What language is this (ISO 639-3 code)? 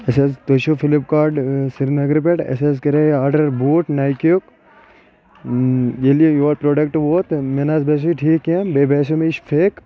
kas